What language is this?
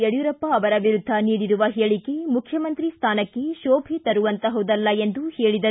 Kannada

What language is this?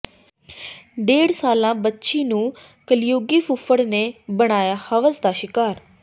Punjabi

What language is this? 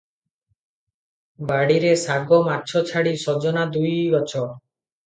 Odia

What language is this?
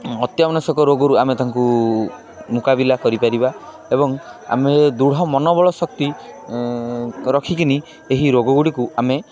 Odia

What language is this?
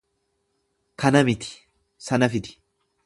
Oromo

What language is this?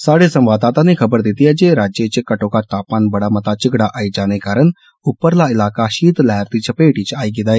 Dogri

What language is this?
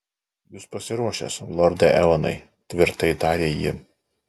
Lithuanian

